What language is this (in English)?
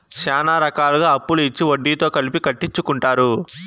Telugu